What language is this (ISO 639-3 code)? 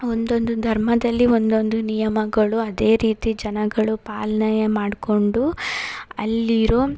kan